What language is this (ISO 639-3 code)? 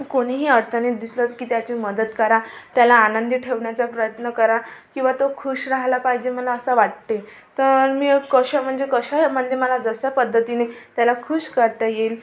mar